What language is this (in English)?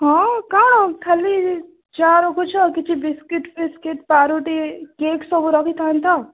Odia